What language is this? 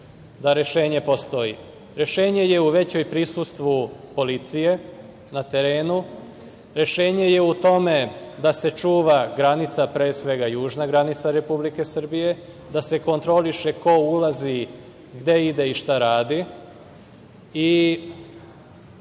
Serbian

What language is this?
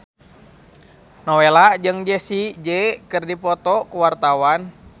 Sundanese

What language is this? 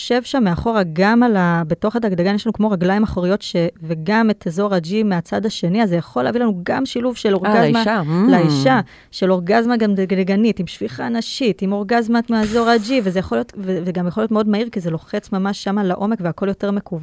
Hebrew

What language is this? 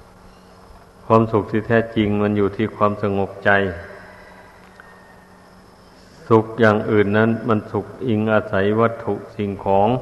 Thai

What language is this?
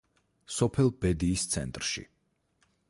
Georgian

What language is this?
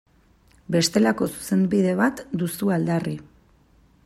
Basque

